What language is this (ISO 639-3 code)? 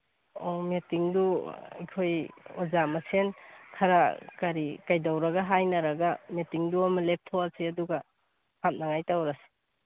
mni